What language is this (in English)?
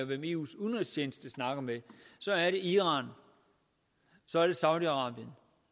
Danish